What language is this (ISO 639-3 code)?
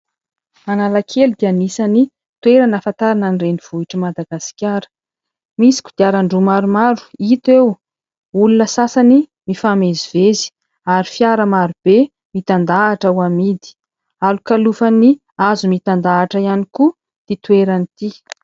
mlg